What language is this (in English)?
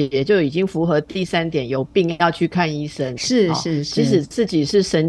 Chinese